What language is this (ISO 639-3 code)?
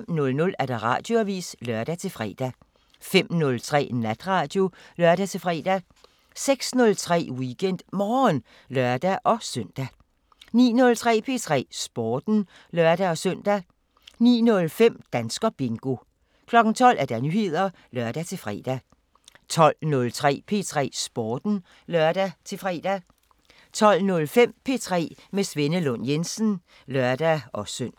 dan